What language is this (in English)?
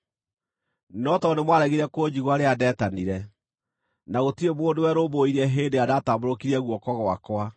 Kikuyu